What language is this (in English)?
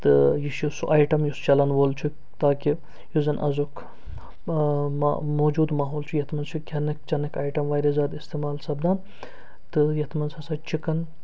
Kashmiri